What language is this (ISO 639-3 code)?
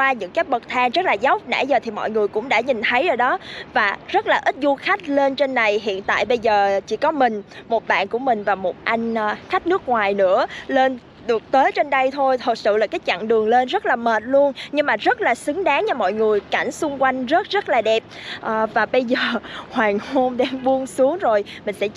vie